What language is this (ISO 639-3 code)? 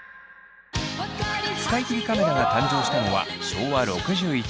jpn